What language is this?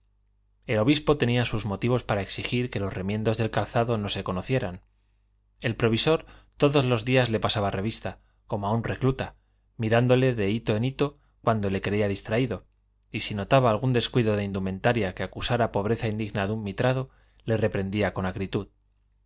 Spanish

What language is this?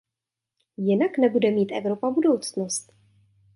Czech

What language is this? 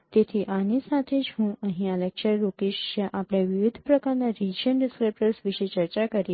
Gujarati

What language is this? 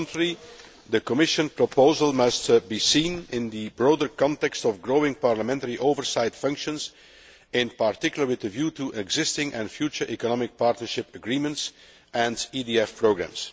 English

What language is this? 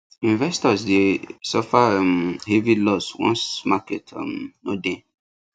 Nigerian Pidgin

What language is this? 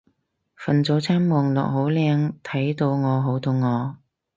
Cantonese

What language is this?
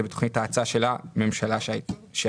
Hebrew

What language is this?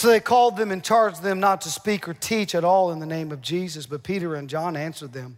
English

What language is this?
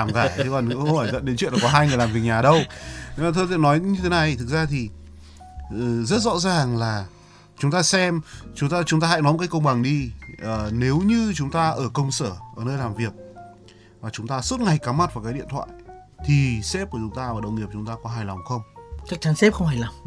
Vietnamese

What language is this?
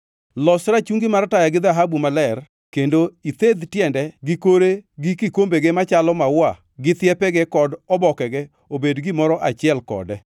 Luo (Kenya and Tanzania)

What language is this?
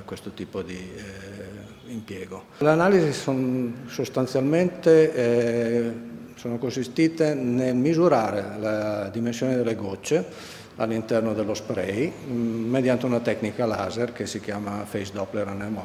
Italian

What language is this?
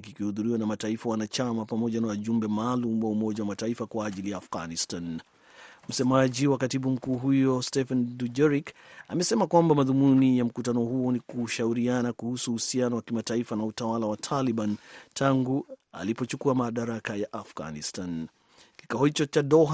Swahili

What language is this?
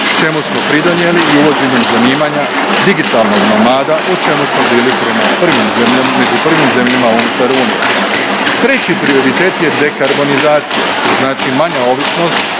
Croatian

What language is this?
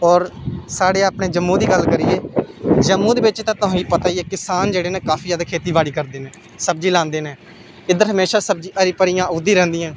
Dogri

